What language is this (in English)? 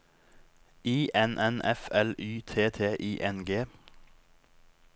Norwegian